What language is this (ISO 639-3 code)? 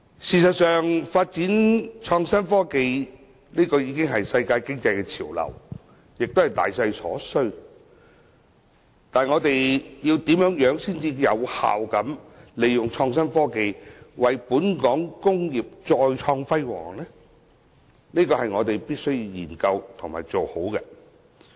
yue